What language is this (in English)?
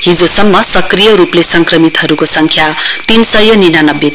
Nepali